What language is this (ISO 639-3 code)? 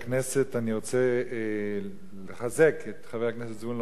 heb